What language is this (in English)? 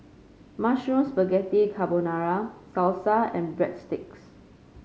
English